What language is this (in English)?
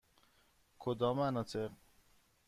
Persian